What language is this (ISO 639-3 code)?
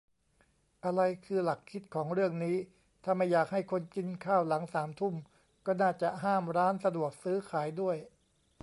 tha